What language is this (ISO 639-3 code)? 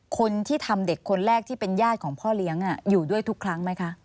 tha